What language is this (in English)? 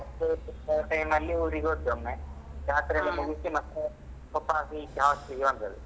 Kannada